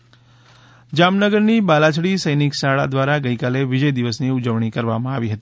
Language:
Gujarati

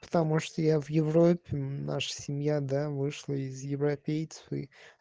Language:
Russian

